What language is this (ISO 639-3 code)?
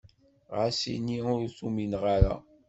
kab